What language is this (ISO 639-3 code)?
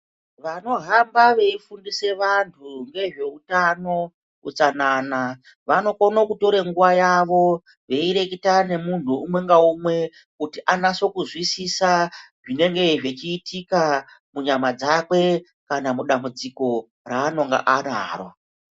ndc